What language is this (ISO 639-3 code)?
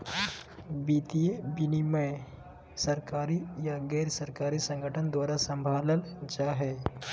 mag